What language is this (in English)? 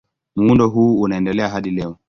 Swahili